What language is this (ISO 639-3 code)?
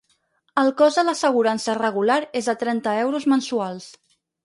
cat